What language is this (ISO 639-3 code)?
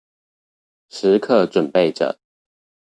zho